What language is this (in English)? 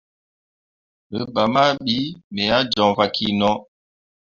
Mundang